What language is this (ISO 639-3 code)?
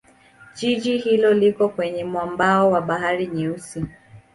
swa